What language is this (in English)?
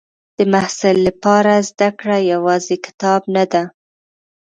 Pashto